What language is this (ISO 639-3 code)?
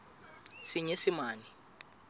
sot